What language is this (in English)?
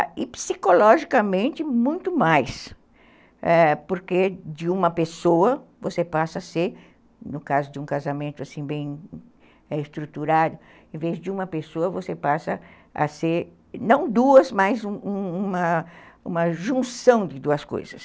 Portuguese